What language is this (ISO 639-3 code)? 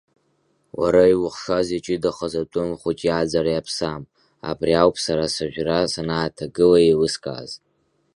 abk